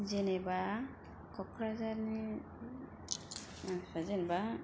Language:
Bodo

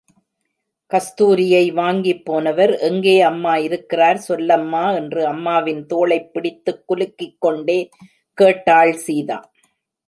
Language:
Tamil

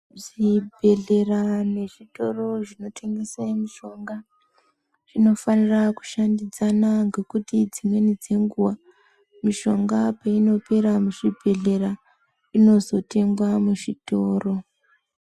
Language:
Ndau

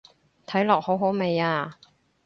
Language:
Cantonese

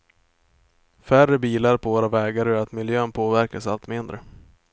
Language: Swedish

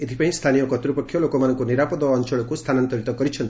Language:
Odia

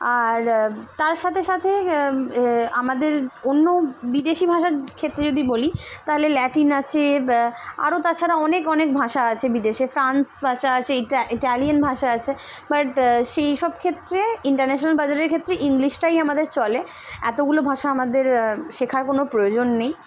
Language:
Bangla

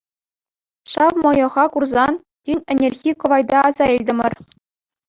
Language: Chuvash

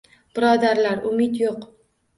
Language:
Uzbek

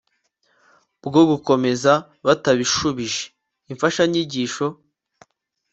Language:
Kinyarwanda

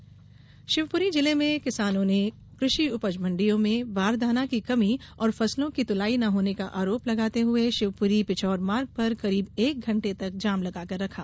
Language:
Hindi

